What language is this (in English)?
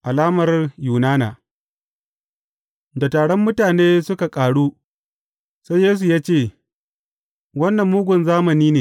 Hausa